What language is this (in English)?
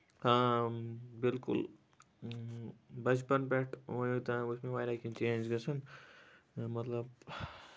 Kashmiri